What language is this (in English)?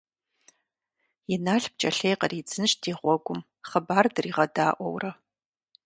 Kabardian